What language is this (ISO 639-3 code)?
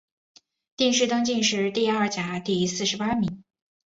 zho